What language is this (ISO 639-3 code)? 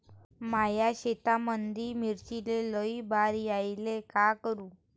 mar